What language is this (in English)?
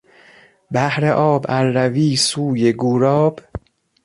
Persian